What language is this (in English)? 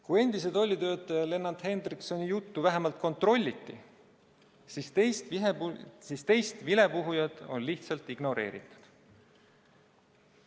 Estonian